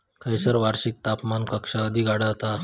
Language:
Marathi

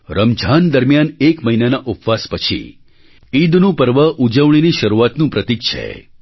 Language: Gujarati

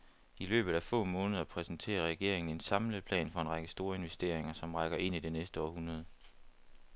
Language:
Danish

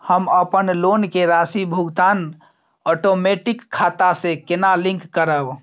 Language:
Maithili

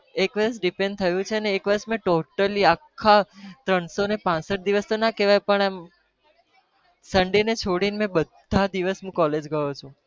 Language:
Gujarati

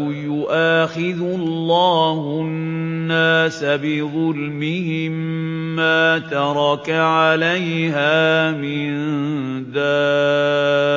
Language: Arabic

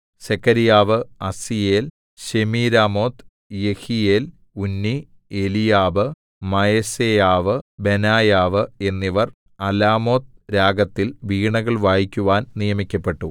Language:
Malayalam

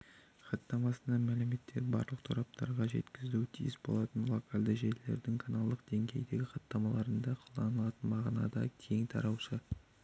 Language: Kazakh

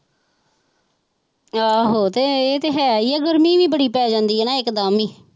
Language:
Punjabi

